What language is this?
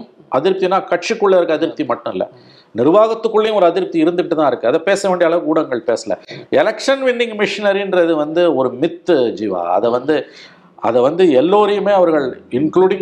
Tamil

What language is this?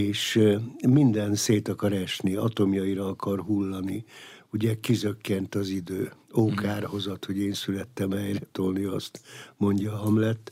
Hungarian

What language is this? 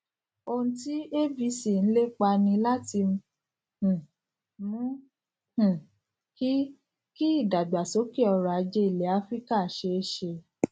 Yoruba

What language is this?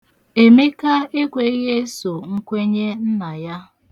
Igbo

